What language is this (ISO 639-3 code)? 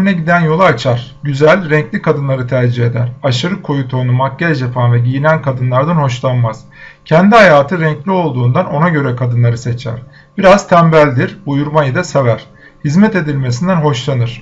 tur